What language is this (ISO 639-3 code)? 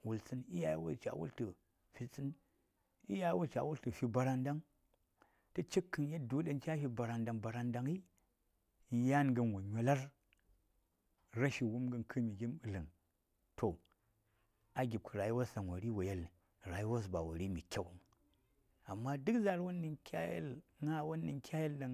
say